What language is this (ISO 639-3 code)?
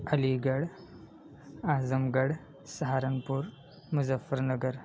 urd